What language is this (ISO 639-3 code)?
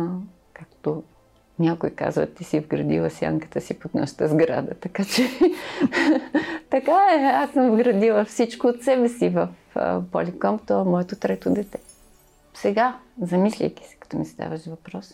bul